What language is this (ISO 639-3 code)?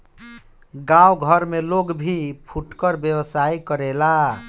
bho